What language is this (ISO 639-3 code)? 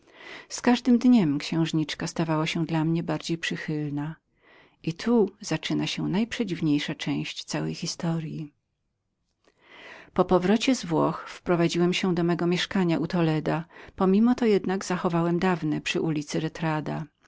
pol